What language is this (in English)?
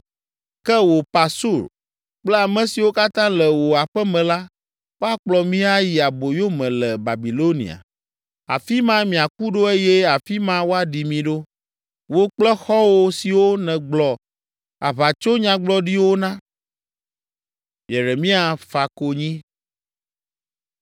Ewe